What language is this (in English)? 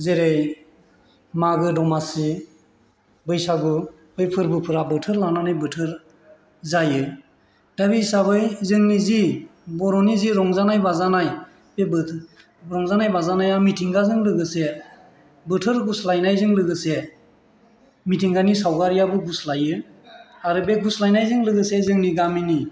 Bodo